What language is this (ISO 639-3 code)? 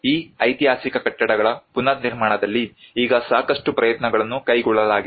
kan